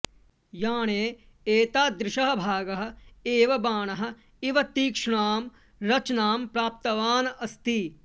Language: Sanskrit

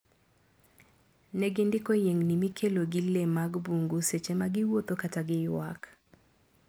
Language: Luo (Kenya and Tanzania)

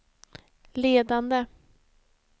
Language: Swedish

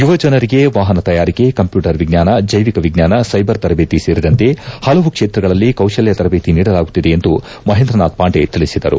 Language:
Kannada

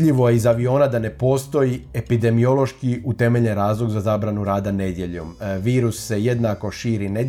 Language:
Croatian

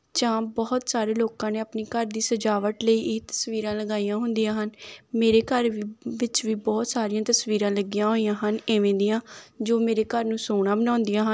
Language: Punjabi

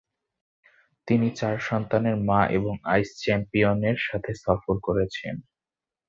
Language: Bangla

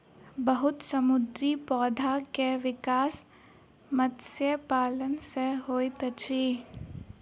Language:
Maithili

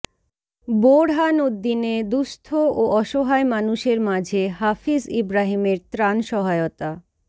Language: Bangla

